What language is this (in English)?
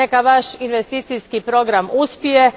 Croatian